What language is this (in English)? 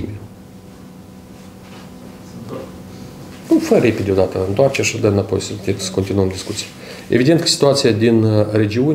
Russian